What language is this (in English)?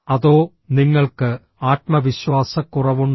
Malayalam